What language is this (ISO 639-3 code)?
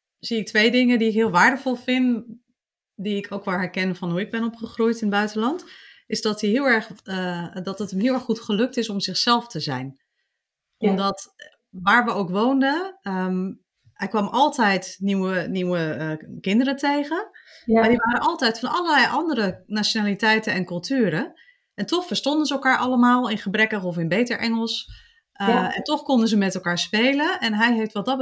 nld